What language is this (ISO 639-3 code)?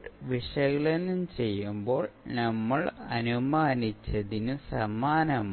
mal